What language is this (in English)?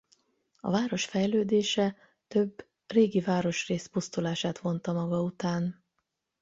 Hungarian